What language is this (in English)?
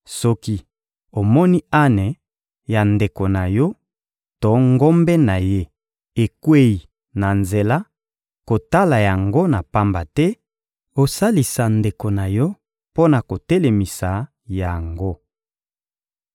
Lingala